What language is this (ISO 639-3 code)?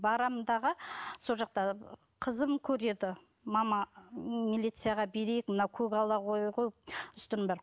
kaz